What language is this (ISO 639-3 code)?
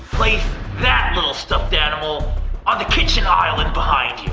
eng